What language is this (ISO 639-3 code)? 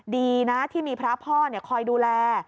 tha